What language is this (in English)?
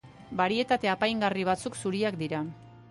Basque